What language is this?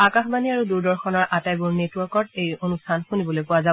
Assamese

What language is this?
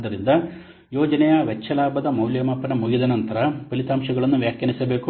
Kannada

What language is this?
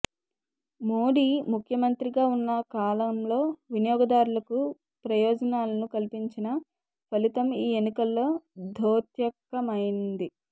Telugu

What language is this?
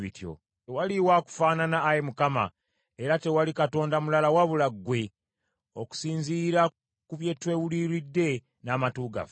Ganda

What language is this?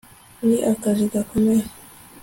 Kinyarwanda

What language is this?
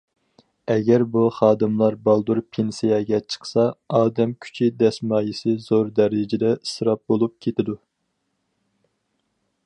Uyghur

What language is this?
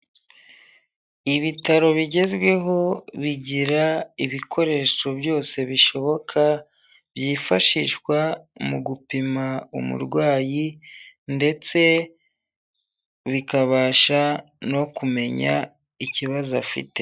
Kinyarwanda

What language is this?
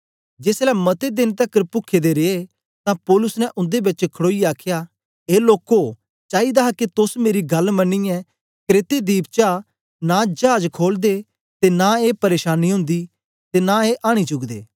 Dogri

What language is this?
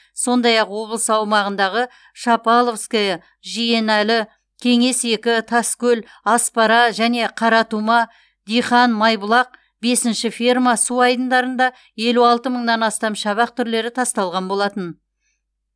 Kazakh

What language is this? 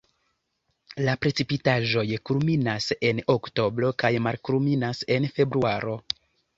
Esperanto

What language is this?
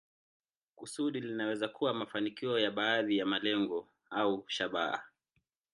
Swahili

